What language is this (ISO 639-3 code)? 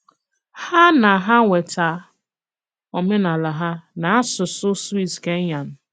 ibo